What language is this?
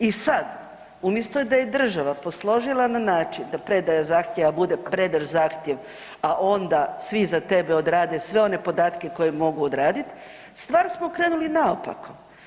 Croatian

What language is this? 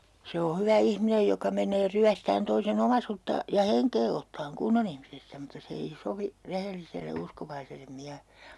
Finnish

